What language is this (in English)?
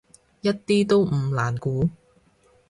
Cantonese